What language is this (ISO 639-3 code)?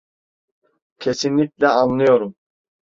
tur